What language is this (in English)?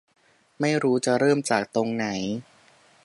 Thai